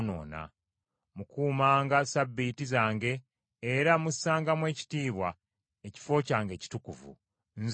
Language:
Ganda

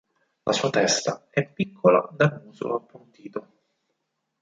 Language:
Italian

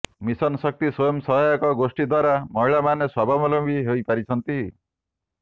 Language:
Odia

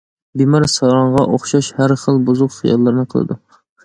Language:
Uyghur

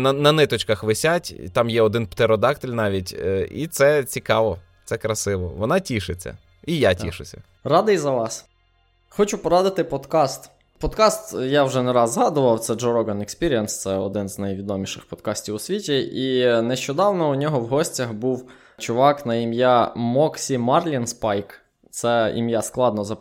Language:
Ukrainian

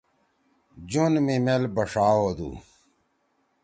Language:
Torwali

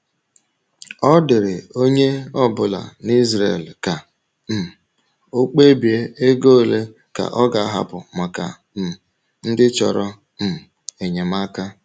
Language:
Igbo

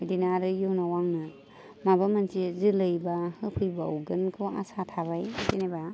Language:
Bodo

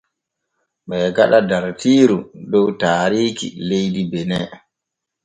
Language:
Borgu Fulfulde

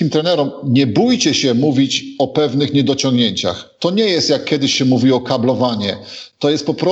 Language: Polish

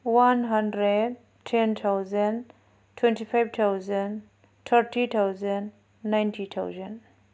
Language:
Bodo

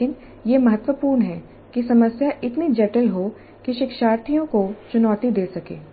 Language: Hindi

